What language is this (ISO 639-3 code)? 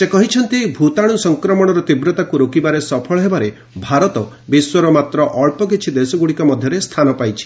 ori